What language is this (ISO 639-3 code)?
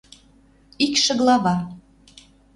mrj